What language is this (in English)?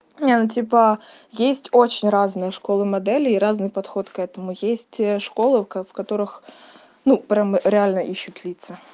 Russian